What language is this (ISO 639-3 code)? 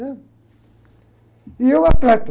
por